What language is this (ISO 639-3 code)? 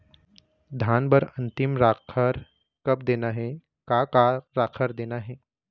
hne